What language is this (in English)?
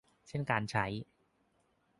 Thai